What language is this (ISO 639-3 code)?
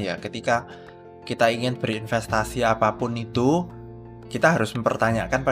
ind